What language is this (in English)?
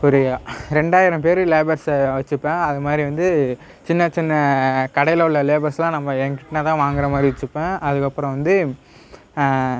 Tamil